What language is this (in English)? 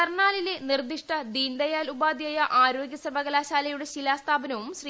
Malayalam